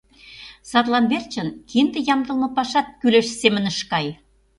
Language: Mari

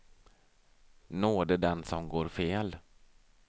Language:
Swedish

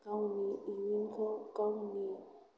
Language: Bodo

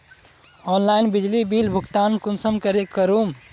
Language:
Magahi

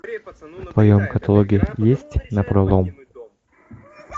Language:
Russian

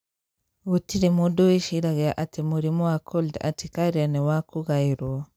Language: Kikuyu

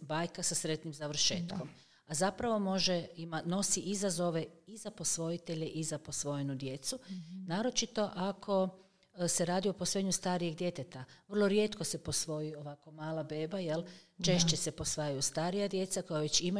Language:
Croatian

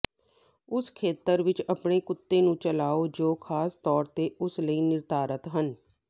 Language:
Punjabi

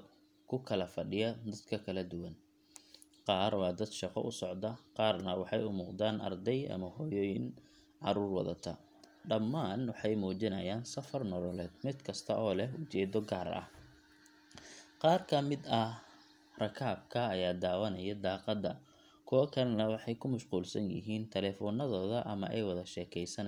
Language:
Somali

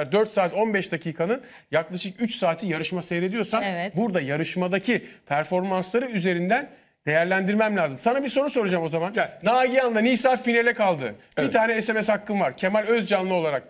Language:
Turkish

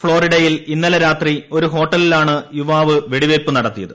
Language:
Malayalam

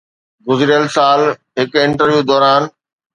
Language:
Sindhi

